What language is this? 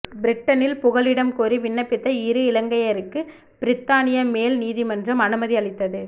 Tamil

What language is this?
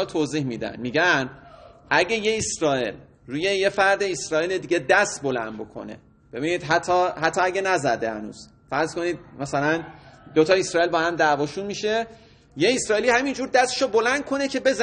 Persian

